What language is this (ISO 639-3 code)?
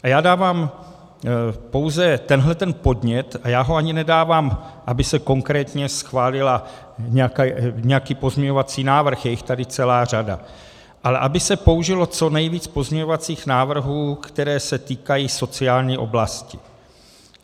ces